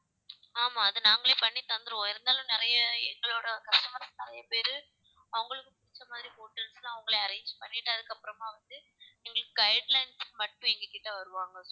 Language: Tamil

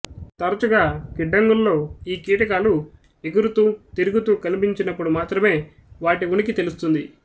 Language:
Telugu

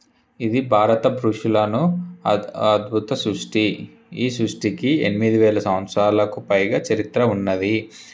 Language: Telugu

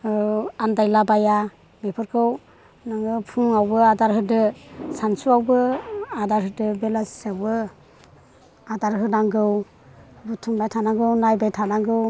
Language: Bodo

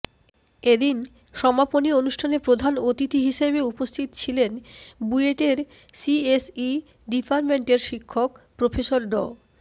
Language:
Bangla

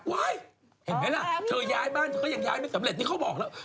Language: Thai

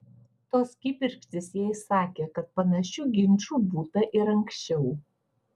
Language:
Lithuanian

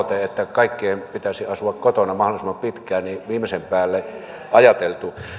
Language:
Finnish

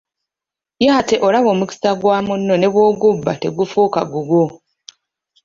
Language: Ganda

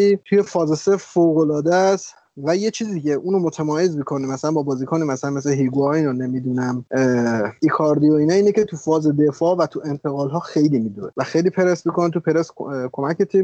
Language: Persian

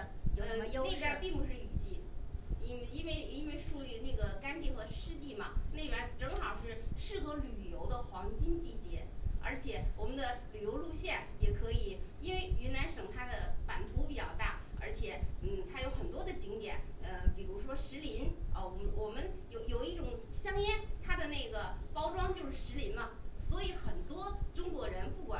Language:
Chinese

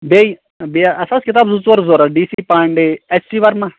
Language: Kashmiri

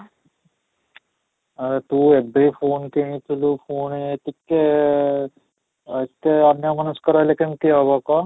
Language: Odia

